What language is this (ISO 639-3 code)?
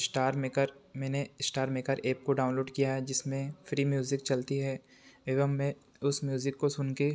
hin